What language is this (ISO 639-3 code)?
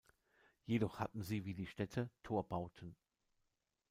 deu